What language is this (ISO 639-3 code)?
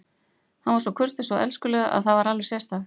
isl